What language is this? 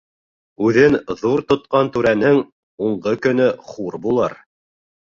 Bashkir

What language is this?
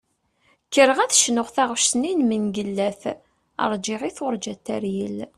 Kabyle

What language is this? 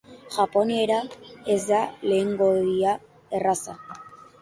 Basque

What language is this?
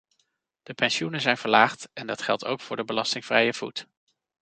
Dutch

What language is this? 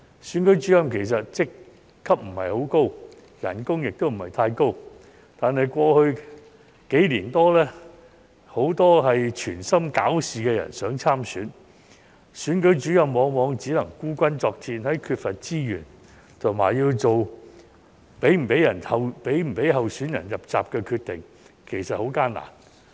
Cantonese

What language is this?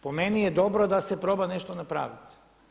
Croatian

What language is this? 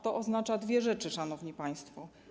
Polish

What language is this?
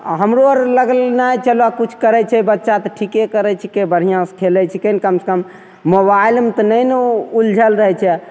Maithili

